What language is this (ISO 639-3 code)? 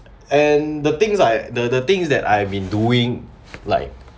eng